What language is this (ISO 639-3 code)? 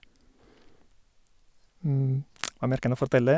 nor